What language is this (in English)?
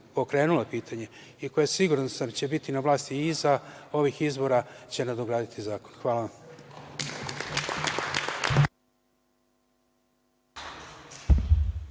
Serbian